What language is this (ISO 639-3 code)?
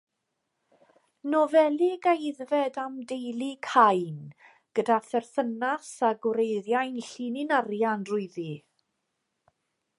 cym